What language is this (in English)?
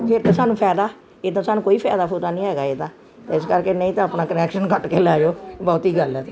Punjabi